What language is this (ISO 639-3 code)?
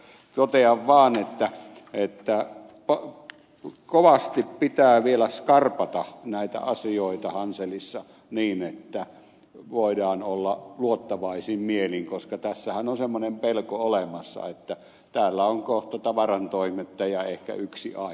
fin